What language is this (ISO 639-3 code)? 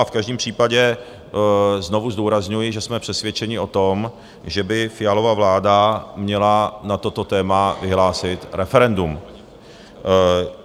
ces